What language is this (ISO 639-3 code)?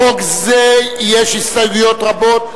heb